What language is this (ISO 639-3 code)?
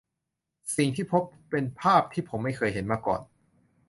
tha